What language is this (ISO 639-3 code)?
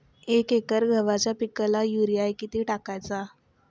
mar